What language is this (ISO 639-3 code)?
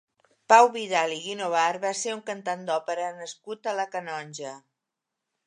cat